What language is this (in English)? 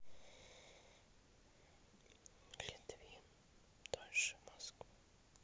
Russian